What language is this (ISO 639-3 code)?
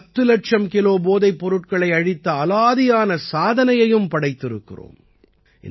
tam